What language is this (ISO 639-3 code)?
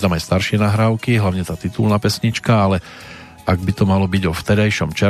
slk